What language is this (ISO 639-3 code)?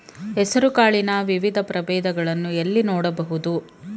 kan